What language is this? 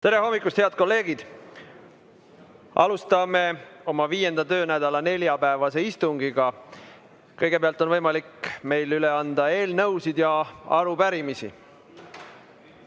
Estonian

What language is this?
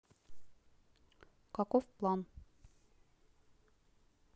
Russian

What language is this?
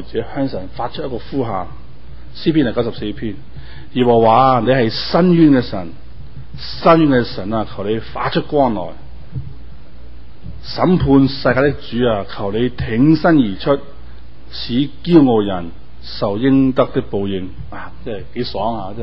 Chinese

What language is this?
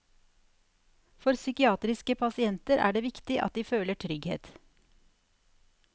Norwegian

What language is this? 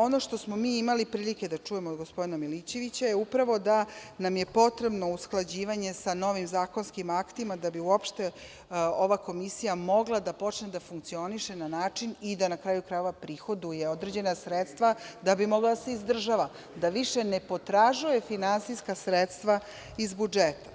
Serbian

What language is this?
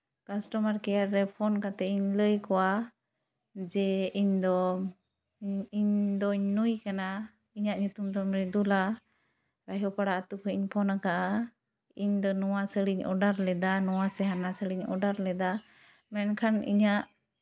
Santali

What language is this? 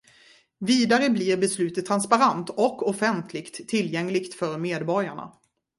Swedish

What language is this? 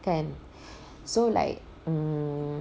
English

